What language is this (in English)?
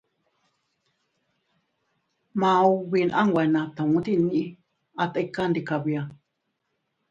Teutila Cuicatec